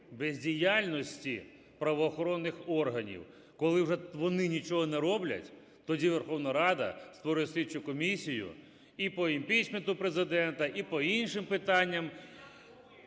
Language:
Ukrainian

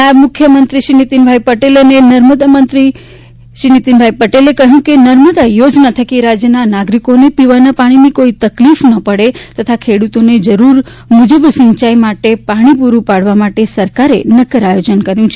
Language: Gujarati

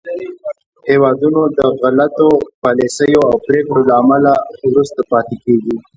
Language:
Pashto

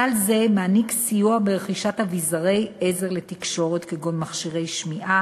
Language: Hebrew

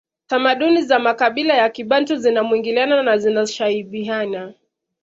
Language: Swahili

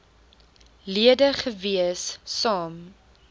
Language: Afrikaans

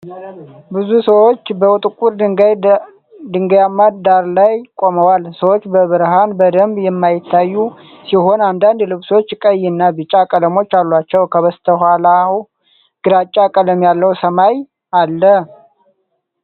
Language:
Amharic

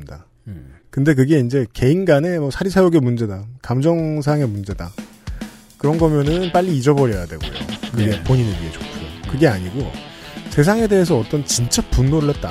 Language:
Korean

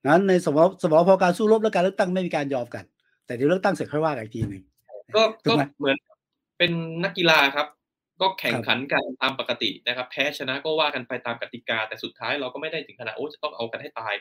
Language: Thai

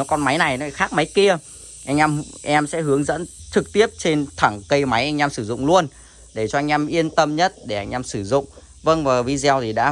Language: Vietnamese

